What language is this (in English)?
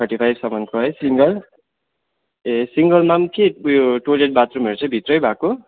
Nepali